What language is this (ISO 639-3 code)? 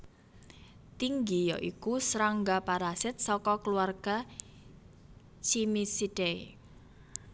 jav